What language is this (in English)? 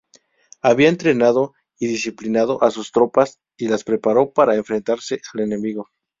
Spanish